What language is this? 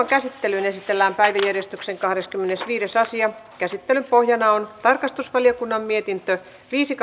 Finnish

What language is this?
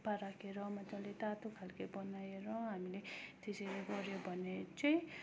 Nepali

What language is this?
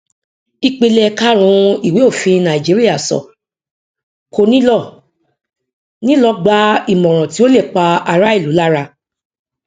Yoruba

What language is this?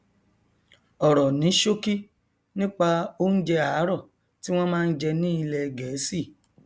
Yoruba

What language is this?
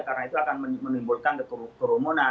Indonesian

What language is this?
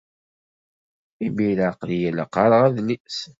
Kabyle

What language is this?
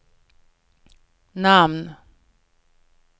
Swedish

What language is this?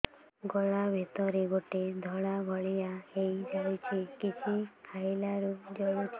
Odia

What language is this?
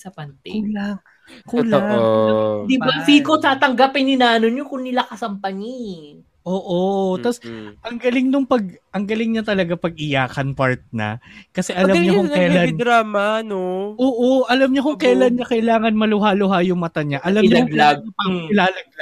Filipino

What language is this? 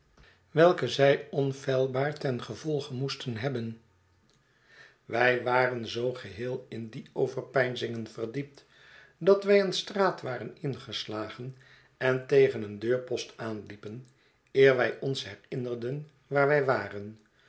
Dutch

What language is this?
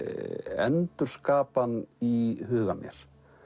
Icelandic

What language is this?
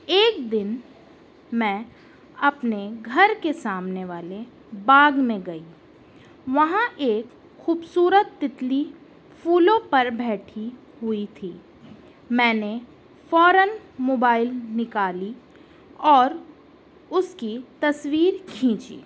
Urdu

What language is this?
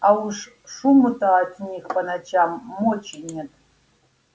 Russian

